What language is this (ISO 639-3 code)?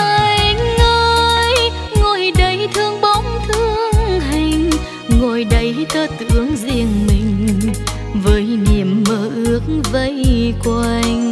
vie